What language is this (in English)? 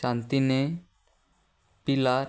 Konkani